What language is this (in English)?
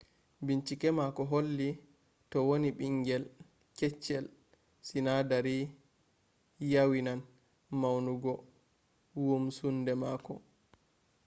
Fula